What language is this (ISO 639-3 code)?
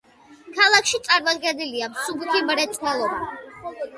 kat